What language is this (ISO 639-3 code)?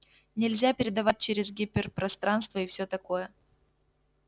rus